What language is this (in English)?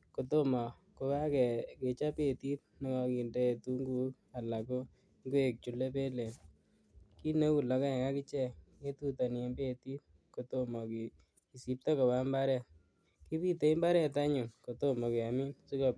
Kalenjin